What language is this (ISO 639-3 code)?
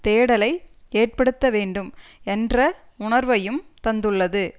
tam